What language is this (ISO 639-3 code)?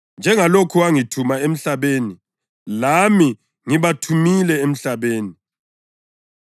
nde